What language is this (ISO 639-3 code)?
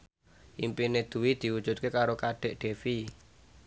jav